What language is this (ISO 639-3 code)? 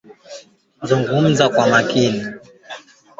swa